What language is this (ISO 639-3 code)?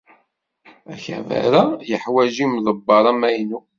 kab